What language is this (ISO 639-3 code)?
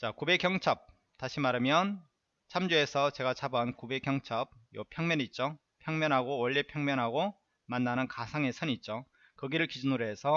kor